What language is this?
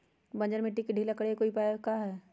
Magahi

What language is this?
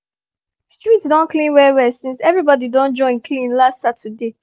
Nigerian Pidgin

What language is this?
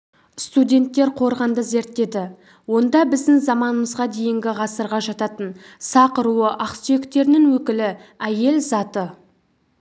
Kazakh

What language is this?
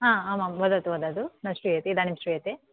Sanskrit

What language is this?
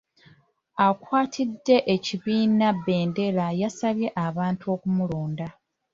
Ganda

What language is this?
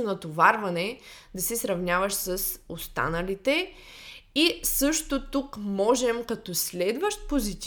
Bulgarian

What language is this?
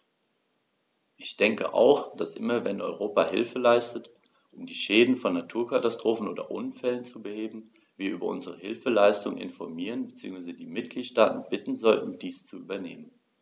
German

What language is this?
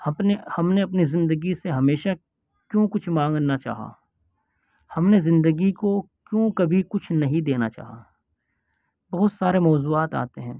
Urdu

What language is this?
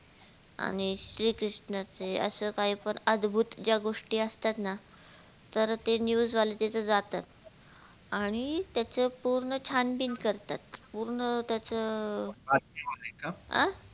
Marathi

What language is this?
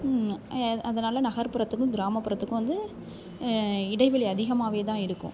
Tamil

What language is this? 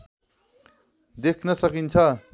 Nepali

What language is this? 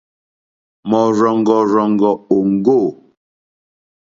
Mokpwe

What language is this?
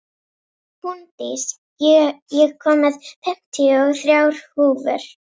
Icelandic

